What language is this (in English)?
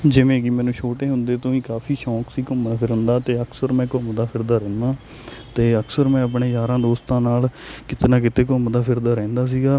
Punjabi